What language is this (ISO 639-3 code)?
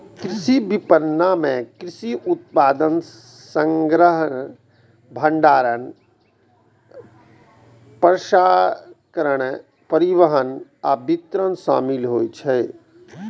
mai